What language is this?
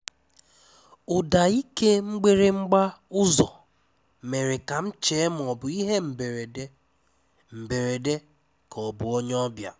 Igbo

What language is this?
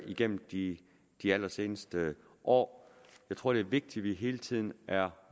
Danish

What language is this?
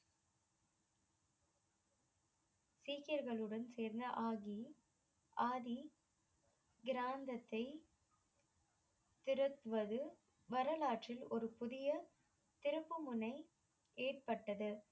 Tamil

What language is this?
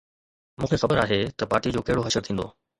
Sindhi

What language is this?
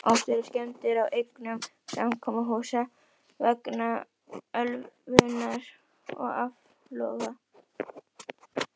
Icelandic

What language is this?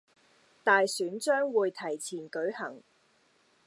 Cantonese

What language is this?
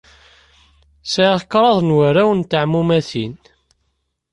Kabyle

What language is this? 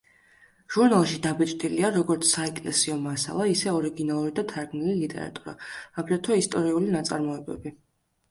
Georgian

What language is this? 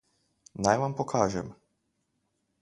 Slovenian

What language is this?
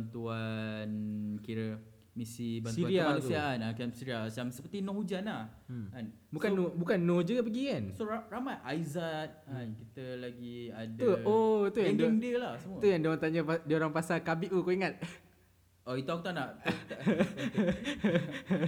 Malay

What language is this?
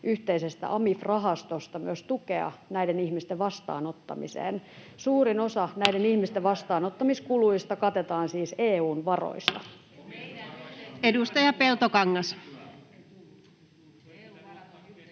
Finnish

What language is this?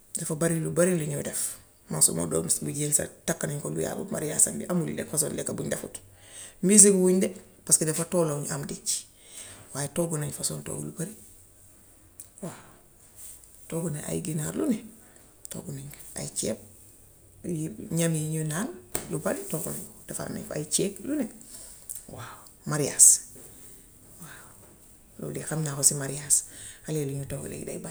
Gambian Wolof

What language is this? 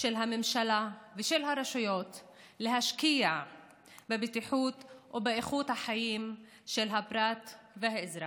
Hebrew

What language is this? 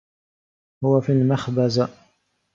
Arabic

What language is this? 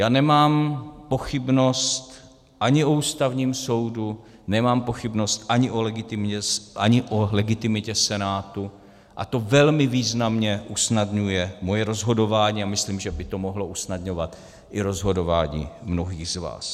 Czech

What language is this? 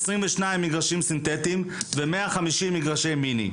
Hebrew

